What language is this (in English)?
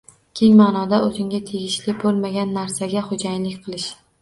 Uzbek